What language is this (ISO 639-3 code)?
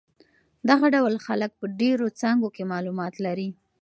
pus